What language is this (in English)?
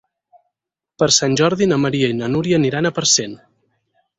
Catalan